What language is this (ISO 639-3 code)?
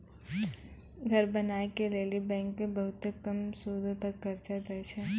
mai